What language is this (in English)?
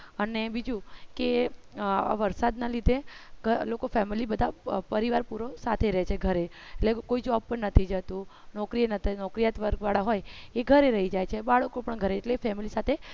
Gujarati